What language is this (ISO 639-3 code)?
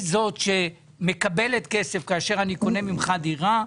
heb